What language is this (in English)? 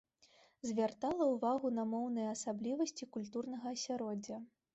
Belarusian